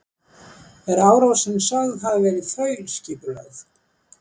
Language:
Icelandic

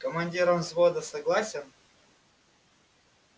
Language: Russian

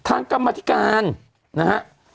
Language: Thai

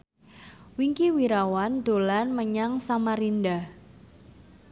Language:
Javanese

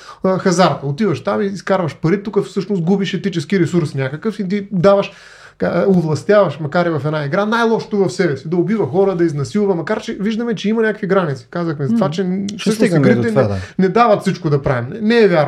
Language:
Bulgarian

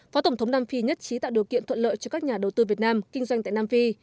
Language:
Vietnamese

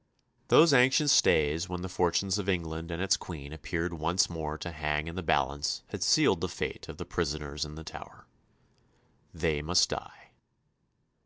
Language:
English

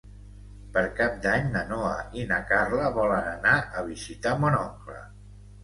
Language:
Catalan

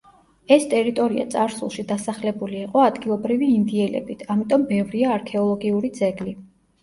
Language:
Georgian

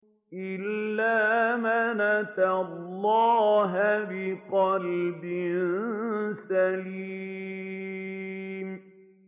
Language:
Arabic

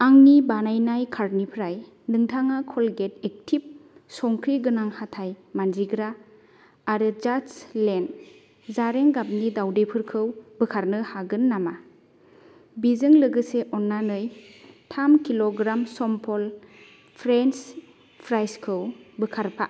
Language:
Bodo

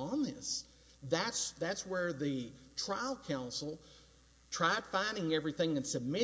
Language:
English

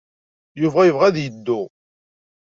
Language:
Kabyle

